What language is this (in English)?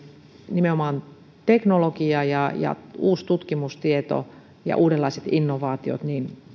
Finnish